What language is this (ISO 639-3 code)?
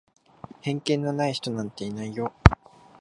jpn